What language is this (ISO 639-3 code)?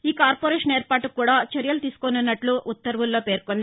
tel